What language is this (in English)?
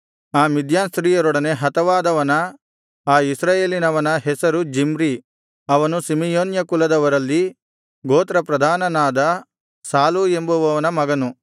Kannada